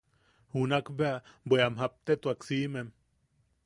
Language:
Yaqui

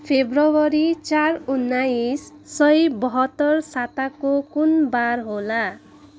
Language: Nepali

